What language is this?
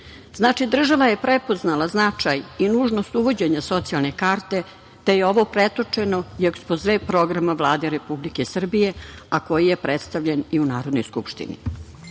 Serbian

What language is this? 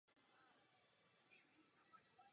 Czech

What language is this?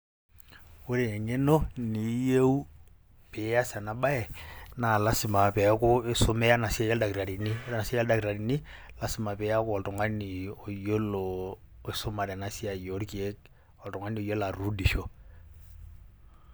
Masai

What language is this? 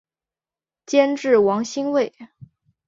Chinese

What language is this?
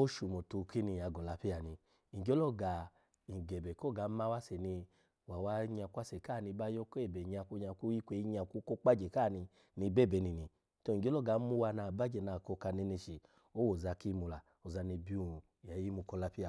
Alago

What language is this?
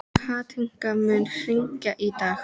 Icelandic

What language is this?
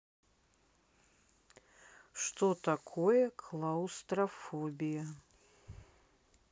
Russian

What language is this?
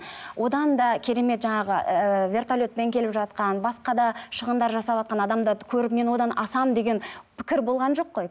Kazakh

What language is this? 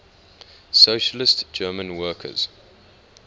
English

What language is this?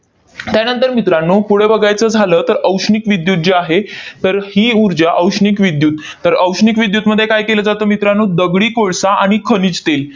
Marathi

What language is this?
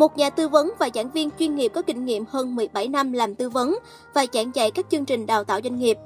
Vietnamese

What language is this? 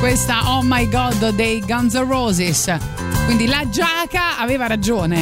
Italian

